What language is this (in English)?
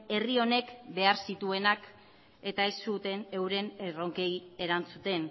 Basque